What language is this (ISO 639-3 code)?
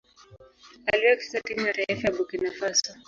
swa